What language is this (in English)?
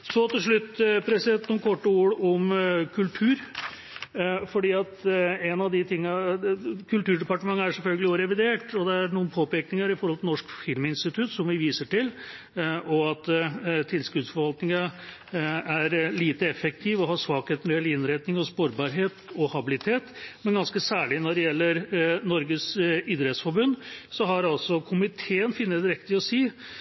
Norwegian Bokmål